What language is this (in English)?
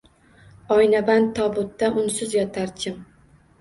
Uzbek